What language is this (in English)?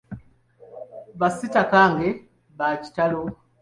Ganda